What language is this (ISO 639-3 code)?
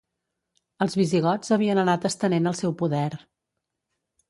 cat